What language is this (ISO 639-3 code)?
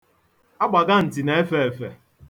ibo